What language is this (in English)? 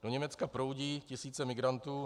Czech